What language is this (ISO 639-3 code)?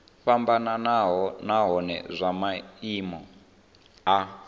ven